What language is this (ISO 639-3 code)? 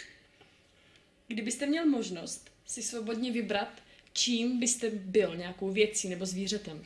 ces